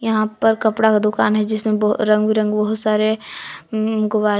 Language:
Hindi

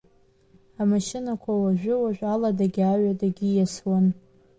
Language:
Abkhazian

